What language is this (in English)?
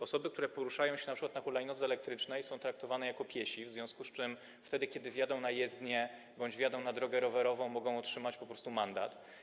Polish